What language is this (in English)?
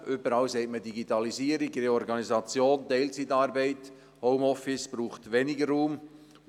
Swiss German